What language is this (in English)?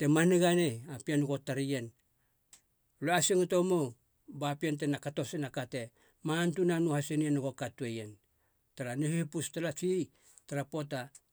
Halia